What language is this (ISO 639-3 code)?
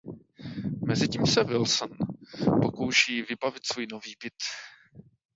ces